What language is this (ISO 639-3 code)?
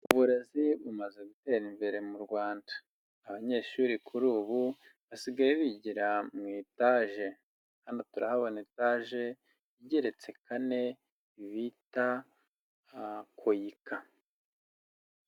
kin